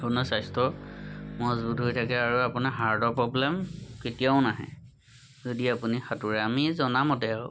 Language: Assamese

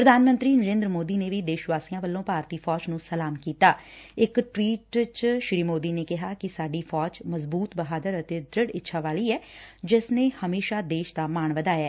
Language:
Punjabi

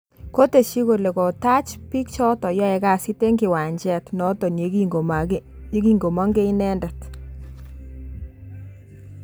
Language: Kalenjin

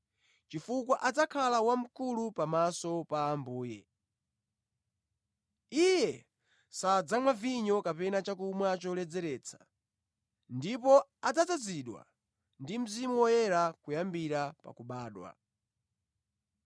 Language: Nyanja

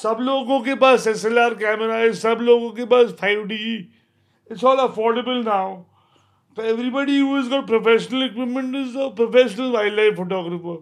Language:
Hindi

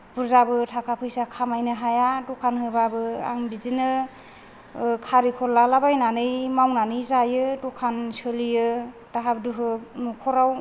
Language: Bodo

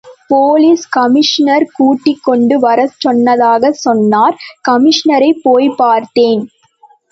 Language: Tamil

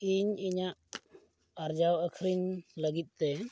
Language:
Santali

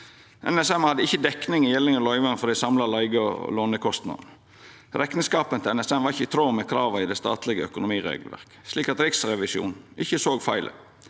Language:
Norwegian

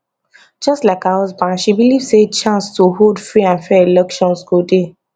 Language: Nigerian Pidgin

